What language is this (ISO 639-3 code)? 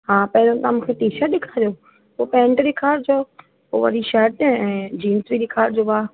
snd